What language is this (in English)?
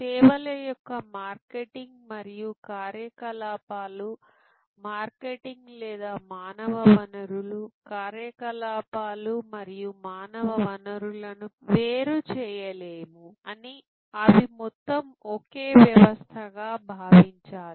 Telugu